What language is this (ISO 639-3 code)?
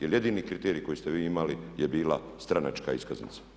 hrv